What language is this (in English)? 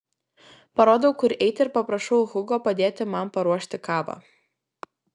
Lithuanian